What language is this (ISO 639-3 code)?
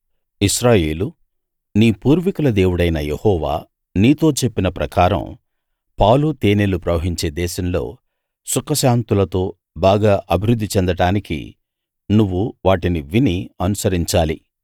tel